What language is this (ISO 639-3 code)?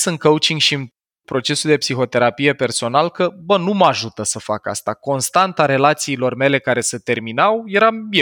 ron